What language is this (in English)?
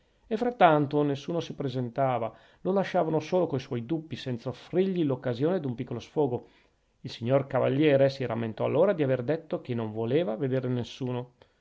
Italian